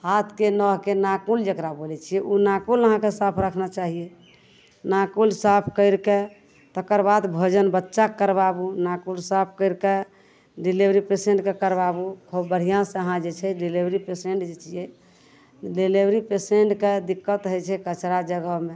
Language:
Maithili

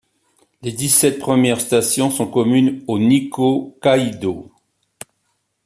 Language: French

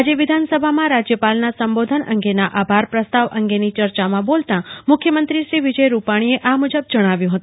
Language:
Gujarati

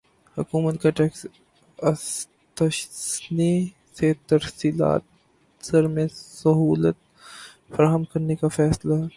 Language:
Urdu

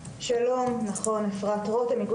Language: Hebrew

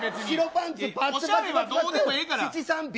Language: Japanese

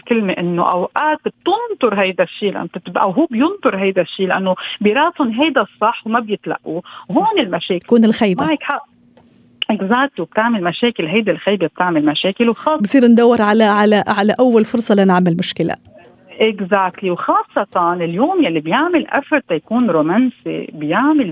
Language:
Arabic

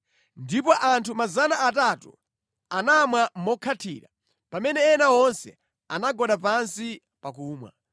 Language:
Nyanja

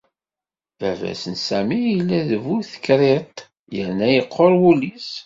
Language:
Kabyle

